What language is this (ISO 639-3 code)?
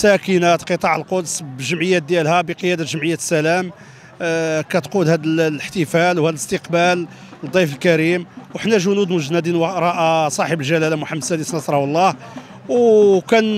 ara